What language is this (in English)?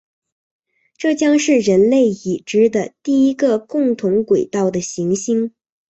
Chinese